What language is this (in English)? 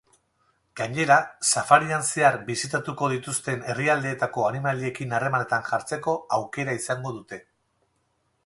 Basque